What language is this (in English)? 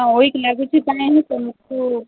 Odia